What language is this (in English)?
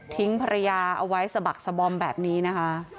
Thai